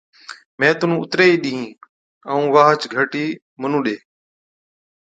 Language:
Od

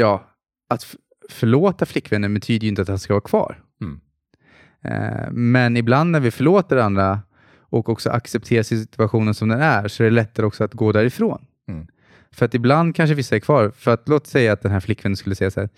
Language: Swedish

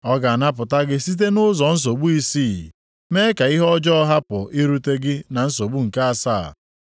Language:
Igbo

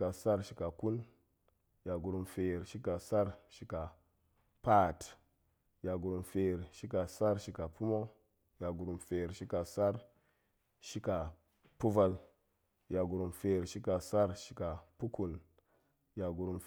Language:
Goemai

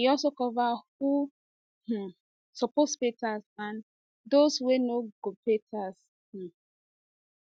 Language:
Nigerian Pidgin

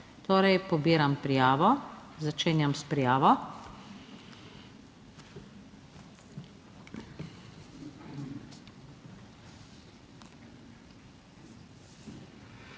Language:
Slovenian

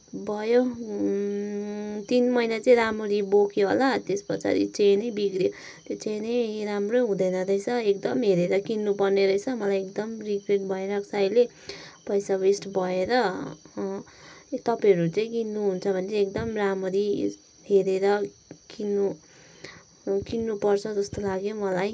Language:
Nepali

